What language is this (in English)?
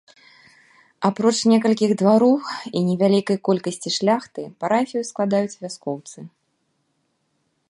Belarusian